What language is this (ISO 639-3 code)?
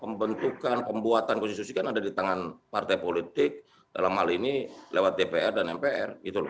ind